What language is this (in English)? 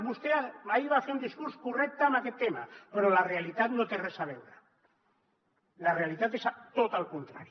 Catalan